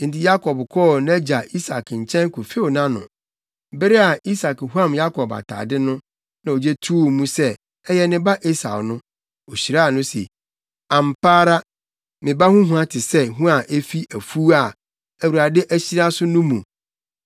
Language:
Akan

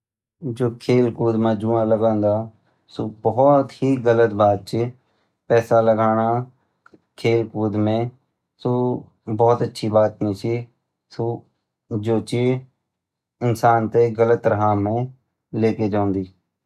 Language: Garhwali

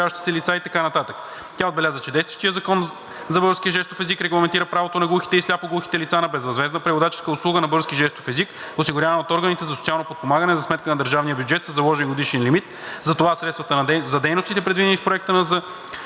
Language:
Bulgarian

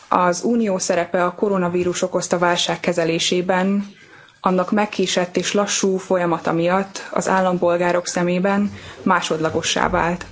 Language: Hungarian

